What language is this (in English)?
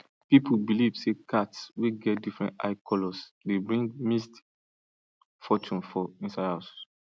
Nigerian Pidgin